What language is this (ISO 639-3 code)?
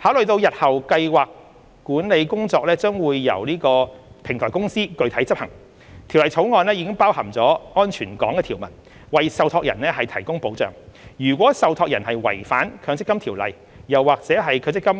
yue